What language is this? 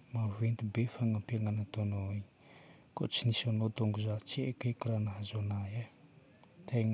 Northern Betsimisaraka Malagasy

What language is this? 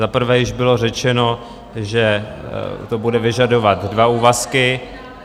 Czech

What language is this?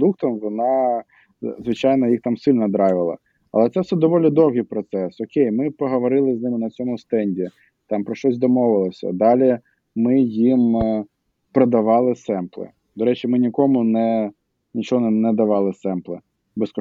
Ukrainian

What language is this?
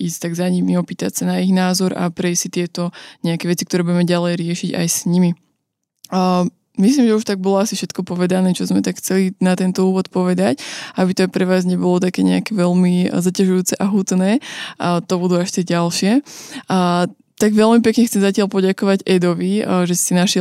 Slovak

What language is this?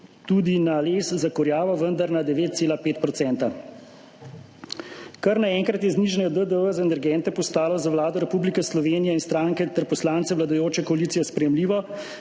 Slovenian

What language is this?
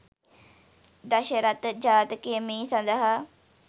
Sinhala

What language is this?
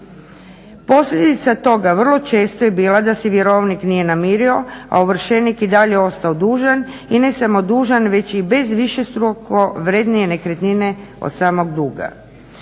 Croatian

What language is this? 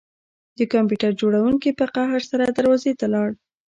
Pashto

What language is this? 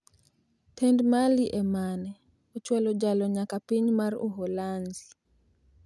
Luo (Kenya and Tanzania)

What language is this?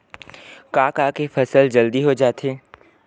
Chhattisgarhi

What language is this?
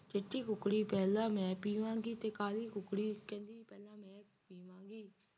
Punjabi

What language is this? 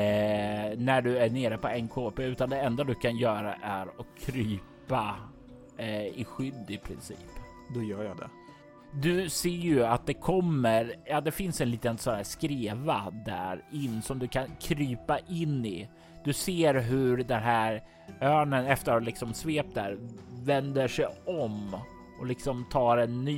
Swedish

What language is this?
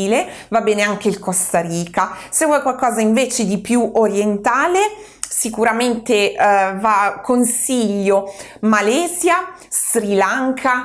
Italian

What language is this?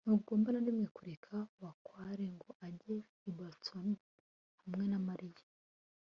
Kinyarwanda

